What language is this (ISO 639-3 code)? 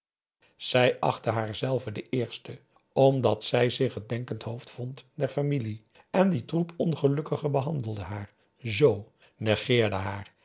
nld